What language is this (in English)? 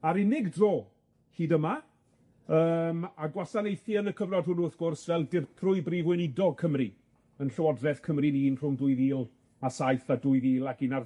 Welsh